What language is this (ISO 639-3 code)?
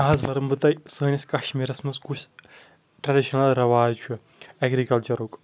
kas